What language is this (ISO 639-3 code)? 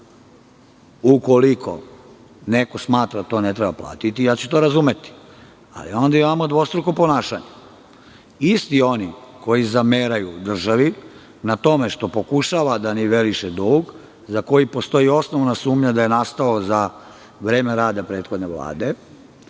srp